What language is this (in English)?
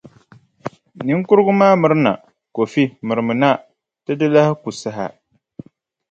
Dagbani